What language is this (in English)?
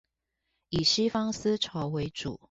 Chinese